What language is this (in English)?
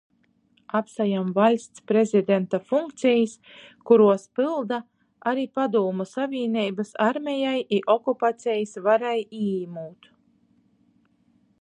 Latgalian